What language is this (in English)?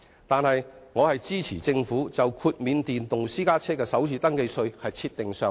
Cantonese